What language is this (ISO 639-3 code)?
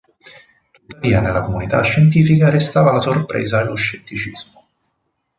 ita